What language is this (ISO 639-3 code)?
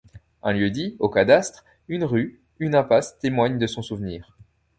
fra